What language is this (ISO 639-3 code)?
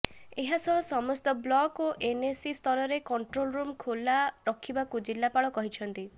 ori